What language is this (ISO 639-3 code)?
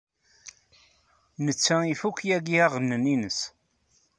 kab